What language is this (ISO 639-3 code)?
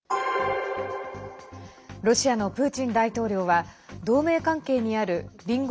jpn